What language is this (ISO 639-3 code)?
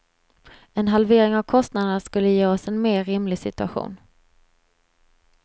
swe